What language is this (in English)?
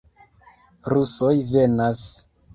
Esperanto